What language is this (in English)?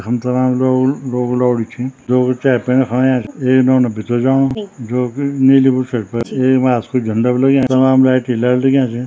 Garhwali